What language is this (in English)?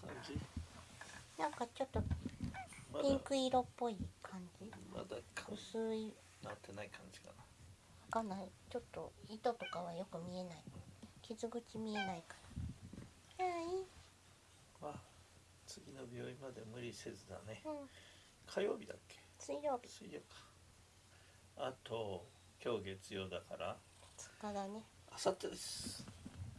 Japanese